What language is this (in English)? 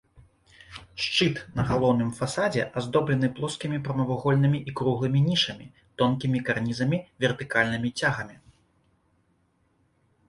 Belarusian